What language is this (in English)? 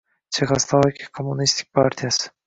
Uzbek